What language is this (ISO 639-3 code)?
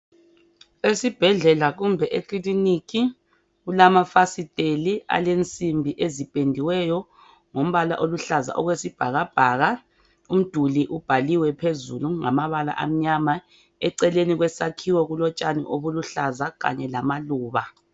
nde